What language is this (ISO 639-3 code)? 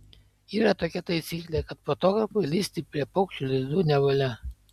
lit